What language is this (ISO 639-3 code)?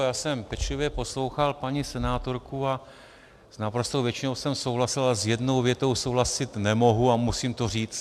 ces